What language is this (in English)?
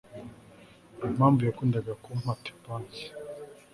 Kinyarwanda